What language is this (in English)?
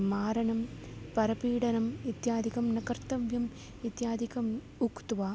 Sanskrit